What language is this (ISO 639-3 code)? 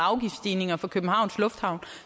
dan